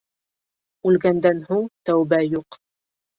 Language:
Bashkir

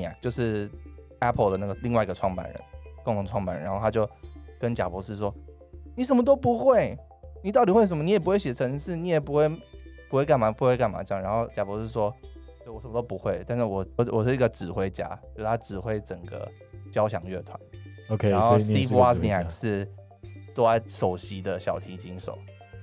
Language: Chinese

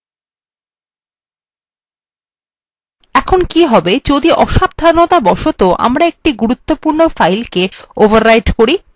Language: Bangla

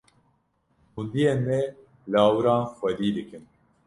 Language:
Kurdish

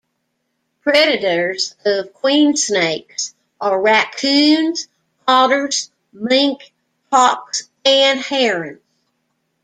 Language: English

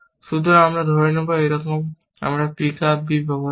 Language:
Bangla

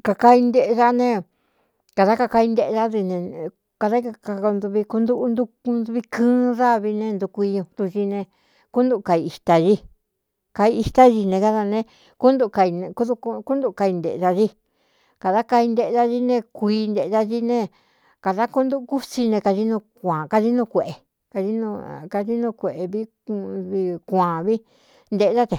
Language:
Cuyamecalco Mixtec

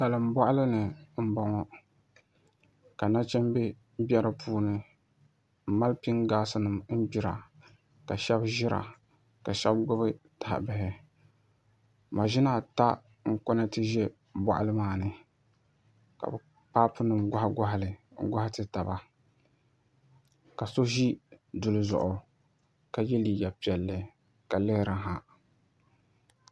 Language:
Dagbani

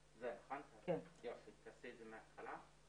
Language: Hebrew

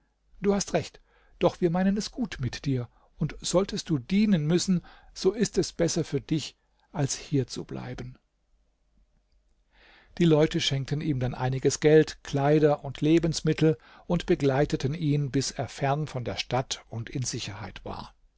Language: German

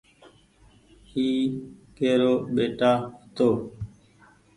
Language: Goaria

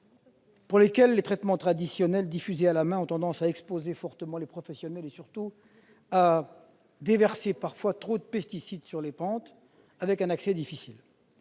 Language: French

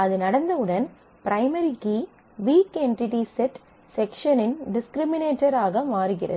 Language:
Tamil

